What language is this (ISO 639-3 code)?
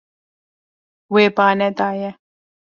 kur